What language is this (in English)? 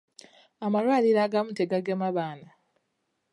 Ganda